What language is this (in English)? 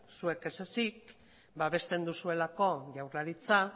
Basque